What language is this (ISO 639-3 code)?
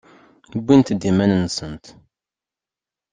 kab